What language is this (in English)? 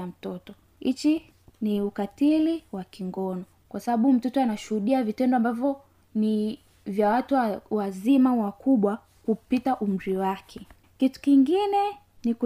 Swahili